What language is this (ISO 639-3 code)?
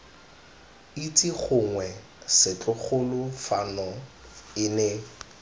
tsn